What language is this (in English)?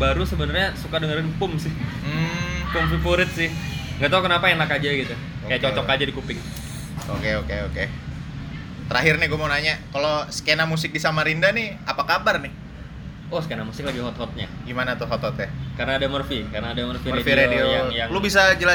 Indonesian